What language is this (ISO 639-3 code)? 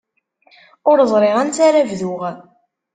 kab